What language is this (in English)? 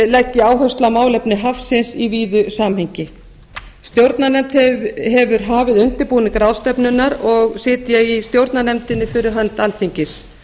Icelandic